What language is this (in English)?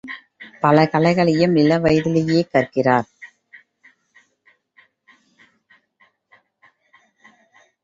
Tamil